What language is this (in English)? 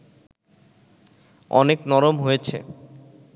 Bangla